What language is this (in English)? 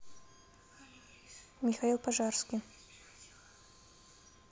Russian